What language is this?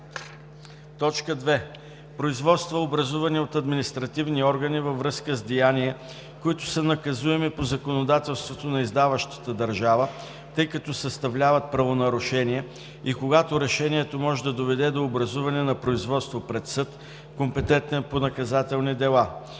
Bulgarian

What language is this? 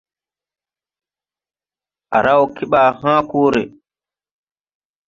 Tupuri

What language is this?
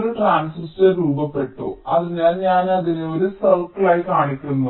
Malayalam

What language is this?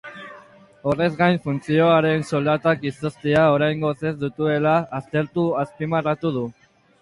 Basque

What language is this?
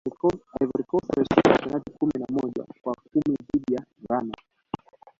Swahili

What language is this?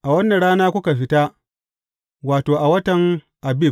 Hausa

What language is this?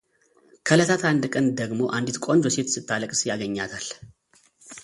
Amharic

